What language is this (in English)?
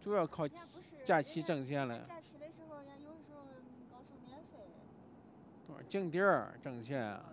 Chinese